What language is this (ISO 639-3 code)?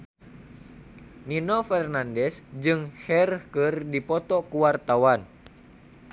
sun